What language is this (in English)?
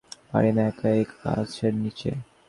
Bangla